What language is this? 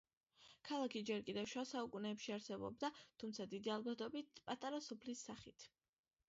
Georgian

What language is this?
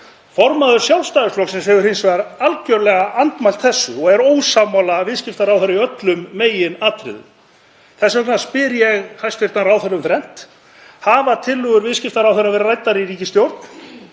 Icelandic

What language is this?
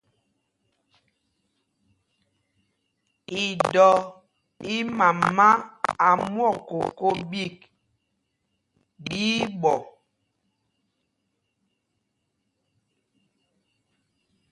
Mpumpong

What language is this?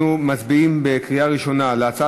Hebrew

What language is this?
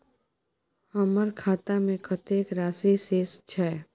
Maithili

